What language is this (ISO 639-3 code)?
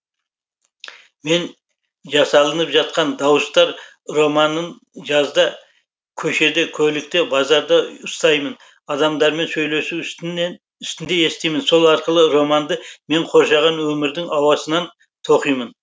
kaz